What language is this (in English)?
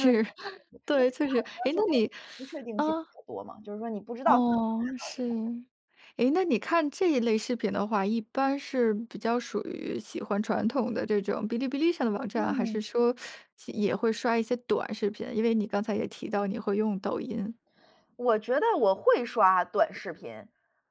Chinese